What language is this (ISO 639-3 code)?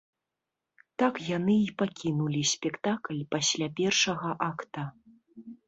bel